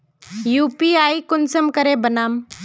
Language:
Magahi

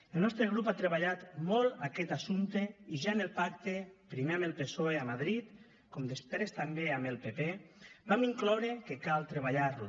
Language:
Catalan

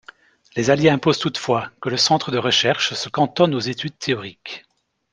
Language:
French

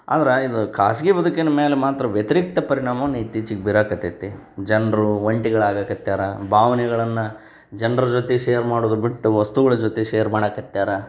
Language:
Kannada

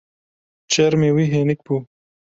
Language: Kurdish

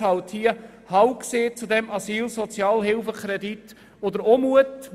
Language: Swiss German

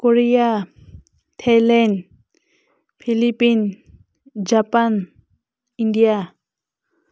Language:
Manipuri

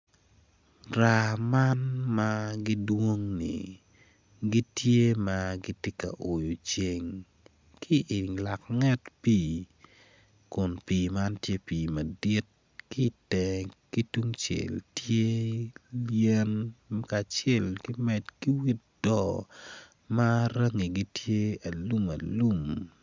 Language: Acoli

